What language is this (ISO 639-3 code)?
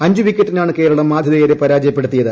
mal